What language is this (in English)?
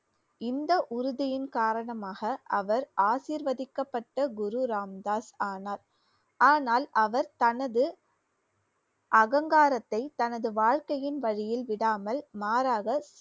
Tamil